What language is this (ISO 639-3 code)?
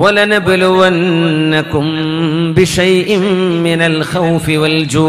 ara